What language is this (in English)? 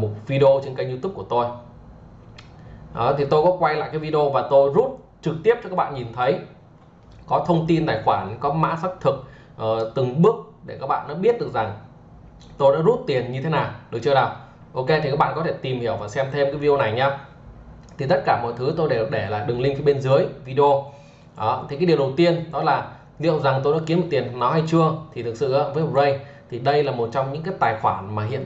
Vietnamese